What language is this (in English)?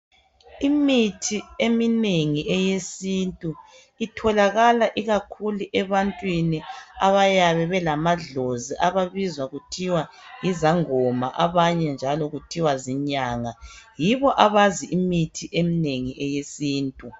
North Ndebele